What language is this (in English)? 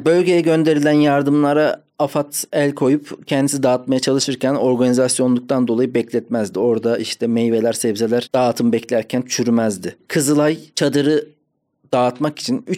Turkish